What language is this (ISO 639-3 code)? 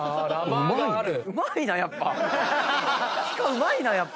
jpn